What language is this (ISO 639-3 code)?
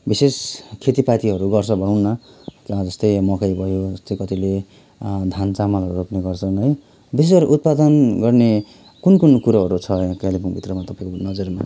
nep